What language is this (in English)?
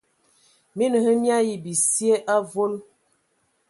Ewondo